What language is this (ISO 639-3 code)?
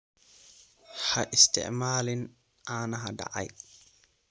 som